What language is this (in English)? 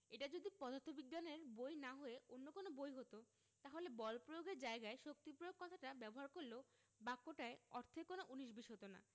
Bangla